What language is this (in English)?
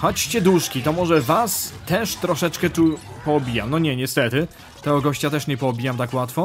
Polish